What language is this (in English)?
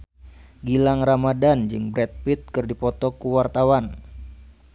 Sundanese